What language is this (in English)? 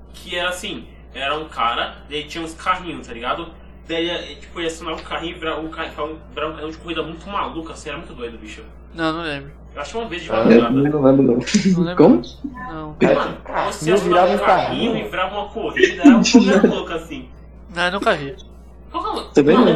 Portuguese